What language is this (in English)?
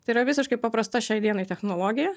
Lithuanian